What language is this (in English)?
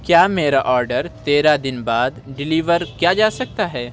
Urdu